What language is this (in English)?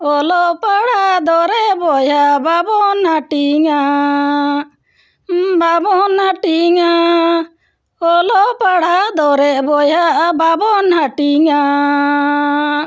Santali